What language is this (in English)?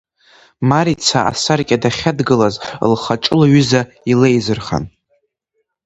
Abkhazian